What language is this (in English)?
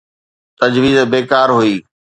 Sindhi